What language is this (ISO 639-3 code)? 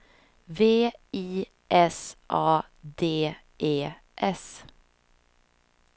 swe